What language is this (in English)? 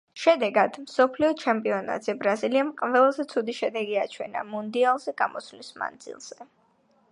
Georgian